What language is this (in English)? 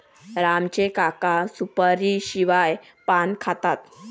Marathi